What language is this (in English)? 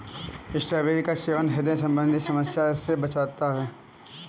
Hindi